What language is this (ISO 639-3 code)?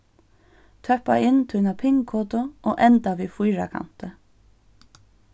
fao